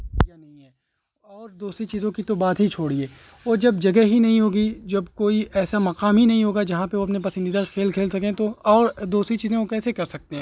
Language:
Urdu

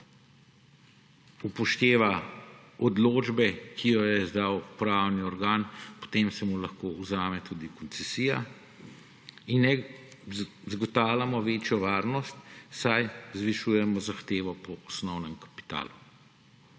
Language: Slovenian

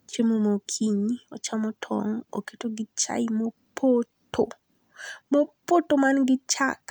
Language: Luo (Kenya and Tanzania)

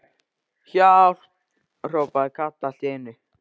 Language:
Icelandic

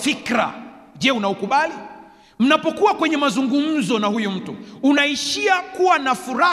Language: Swahili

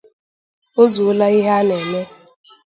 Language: Igbo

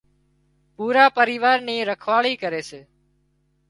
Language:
Wadiyara Koli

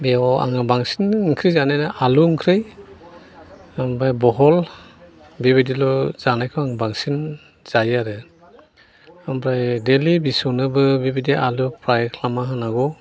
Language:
Bodo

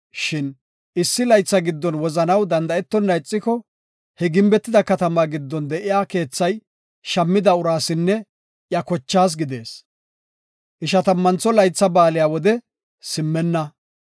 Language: Gofa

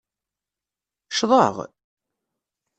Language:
Kabyle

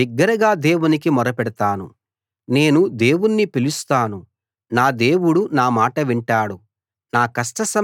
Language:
Telugu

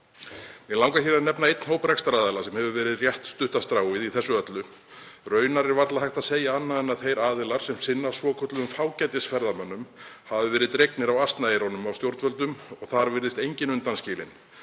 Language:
Icelandic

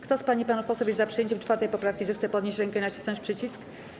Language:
Polish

